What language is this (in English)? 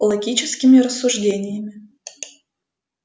Russian